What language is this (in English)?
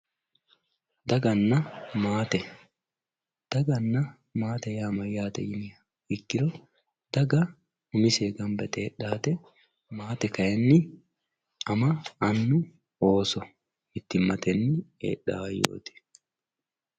Sidamo